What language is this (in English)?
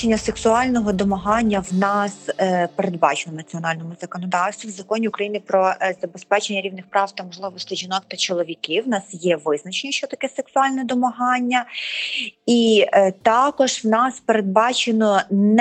Ukrainian